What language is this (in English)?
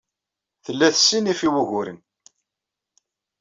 Kabyle